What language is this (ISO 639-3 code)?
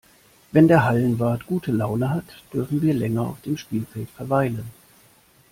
deu